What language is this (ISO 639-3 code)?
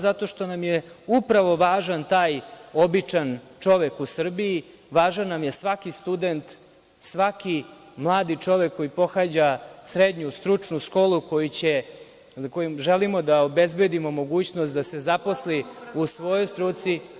srp